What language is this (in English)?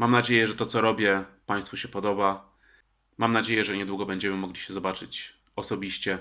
Polish